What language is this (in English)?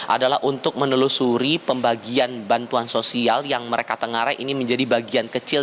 Indonesian